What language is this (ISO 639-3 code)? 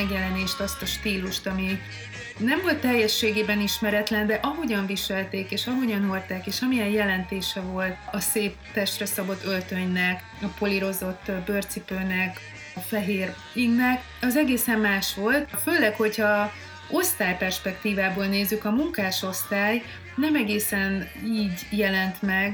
hun